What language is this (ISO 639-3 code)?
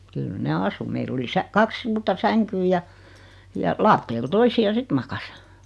fin